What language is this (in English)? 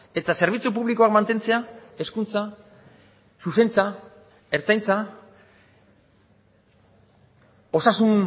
Basque